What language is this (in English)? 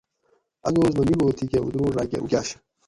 Gawri